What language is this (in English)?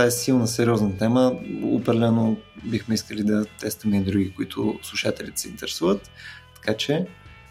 Bulgarian